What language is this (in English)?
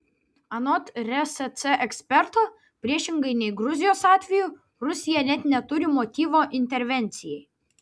Lithuanian